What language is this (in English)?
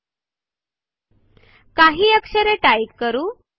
Marathi